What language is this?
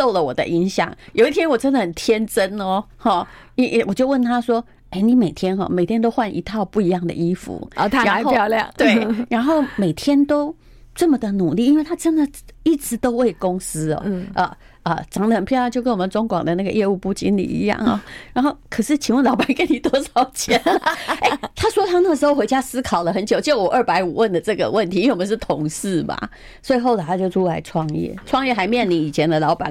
Chinese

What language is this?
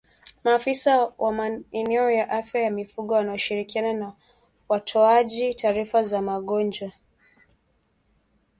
Swahili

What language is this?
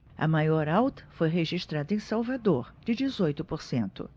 Portuguese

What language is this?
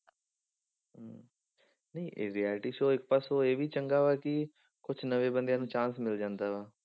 Punjabi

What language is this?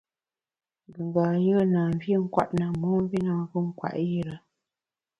Bamun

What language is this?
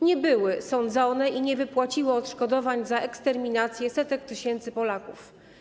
Polish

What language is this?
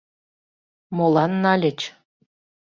Mari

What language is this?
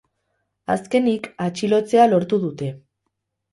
Basque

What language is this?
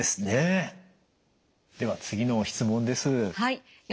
Japanese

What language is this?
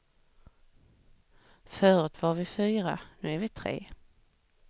Swedish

